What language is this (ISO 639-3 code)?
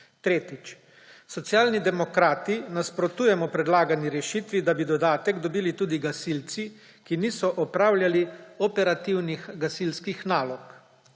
slv